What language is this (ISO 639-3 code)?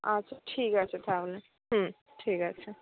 ben